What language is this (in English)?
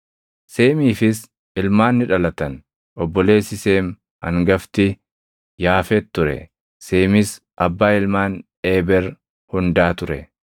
Oromo